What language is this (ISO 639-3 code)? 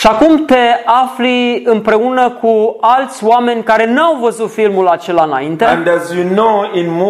ron